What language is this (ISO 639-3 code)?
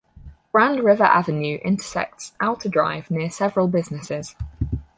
eng